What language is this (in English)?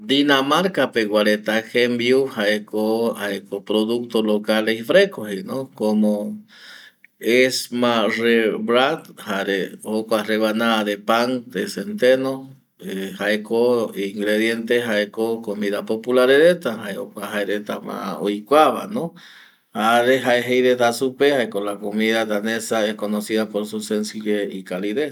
Eastern Bolivian Guaraní